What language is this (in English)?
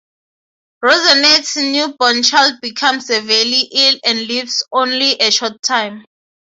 English